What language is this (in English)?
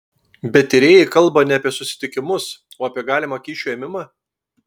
Lithuanian